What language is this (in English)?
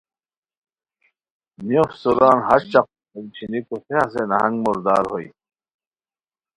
Khowar